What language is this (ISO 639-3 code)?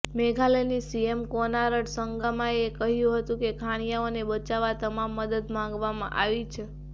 guj